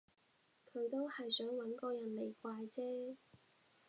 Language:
Cantonese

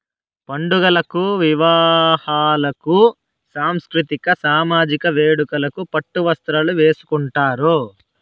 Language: Telugu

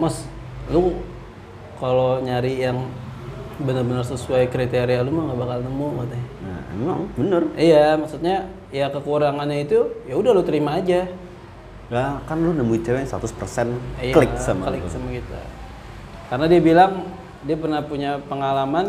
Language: Indonesian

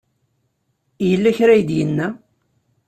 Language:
Kabyle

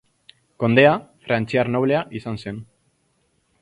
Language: Basque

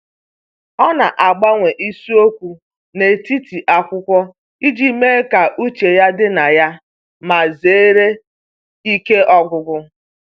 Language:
Igbo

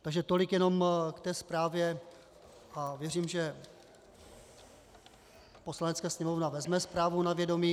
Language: Czech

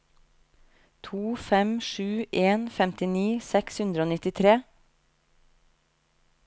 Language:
Norwegian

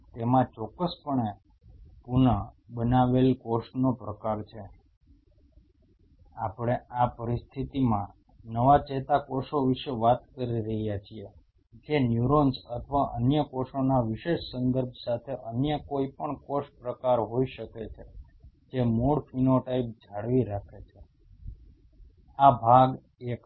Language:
Gujarati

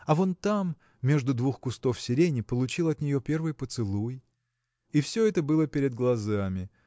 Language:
Russian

